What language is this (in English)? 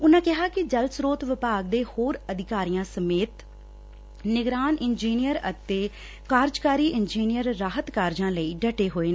Punjabi